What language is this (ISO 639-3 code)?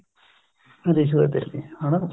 pan